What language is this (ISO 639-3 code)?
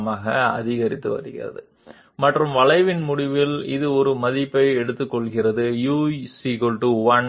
tel